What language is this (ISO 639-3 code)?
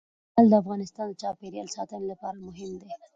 pus